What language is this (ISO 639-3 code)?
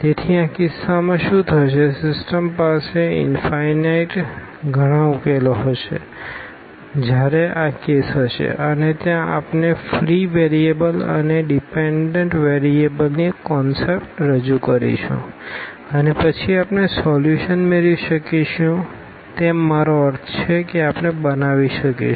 guj